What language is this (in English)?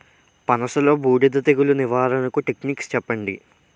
Telugu